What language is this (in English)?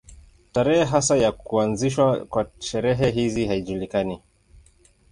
Swahili